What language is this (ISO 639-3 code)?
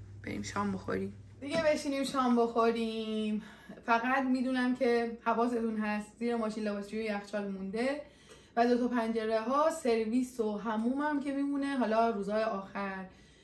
fas